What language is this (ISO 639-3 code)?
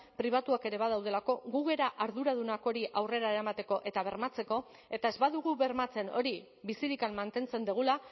eus